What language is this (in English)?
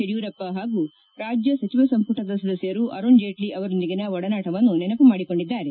Kannada